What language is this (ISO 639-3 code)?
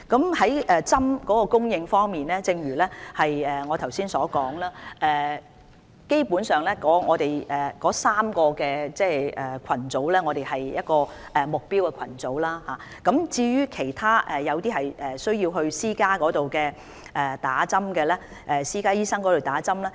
yue